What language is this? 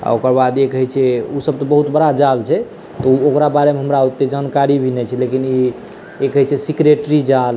Maithili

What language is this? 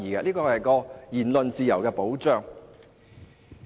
Cantonese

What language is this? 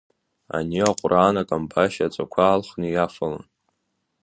Abkhazian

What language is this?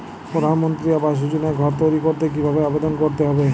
Bangla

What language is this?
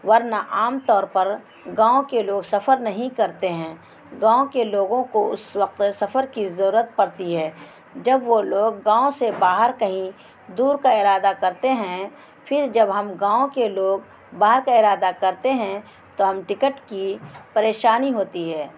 Urdu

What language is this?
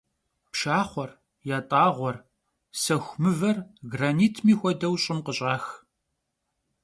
Kabardian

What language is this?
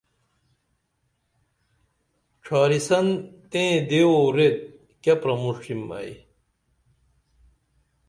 Dameli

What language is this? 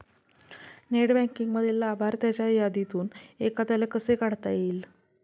Marathi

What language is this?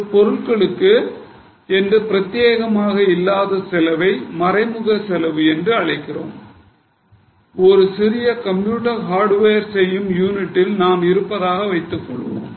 Tamil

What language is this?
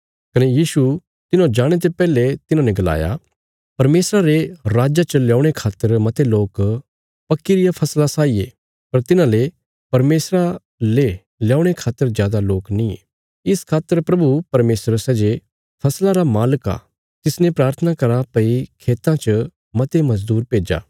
Bilaspuri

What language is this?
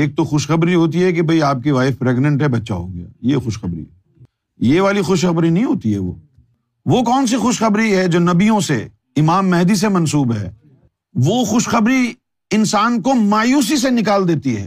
Urdu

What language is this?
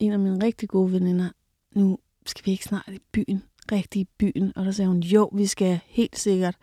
Danish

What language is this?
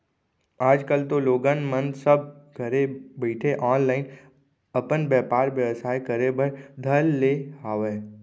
Chhattisgarhi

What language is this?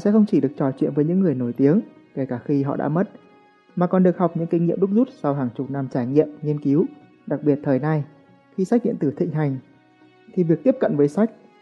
Vietnamese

